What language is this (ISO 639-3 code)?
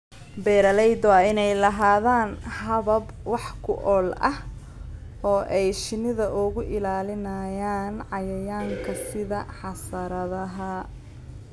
som